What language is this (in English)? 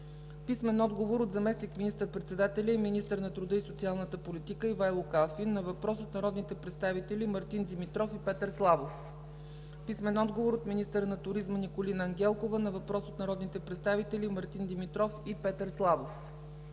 Bulgarian